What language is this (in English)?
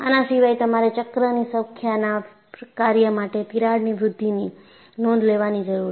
Gujarati